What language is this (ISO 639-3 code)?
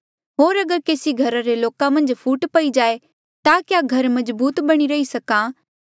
mjl